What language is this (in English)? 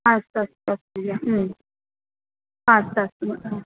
Sanskrit